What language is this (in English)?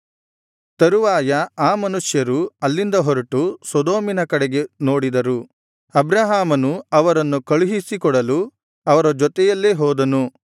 Kannada